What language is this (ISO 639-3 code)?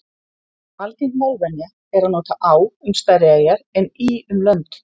isl